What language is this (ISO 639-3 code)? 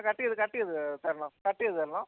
mal